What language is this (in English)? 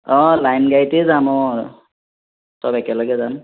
Assamese